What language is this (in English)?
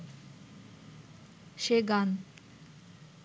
Bangla